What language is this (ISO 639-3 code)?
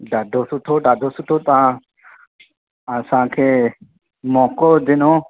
snd